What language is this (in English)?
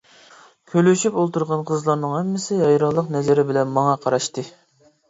Uyghur